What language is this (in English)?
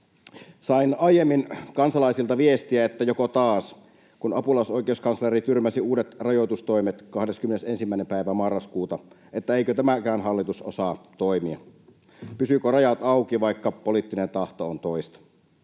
Finnish